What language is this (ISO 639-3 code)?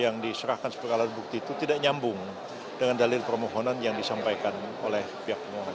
ind